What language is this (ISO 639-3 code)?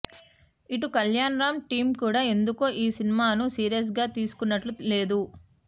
tel